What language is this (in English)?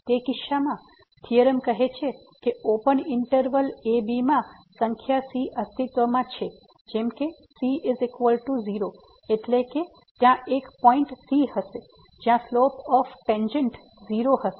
Gujarati